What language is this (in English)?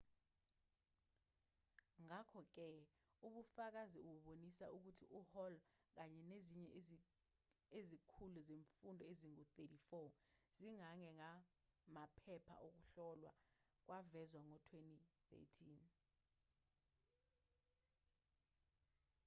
Zulu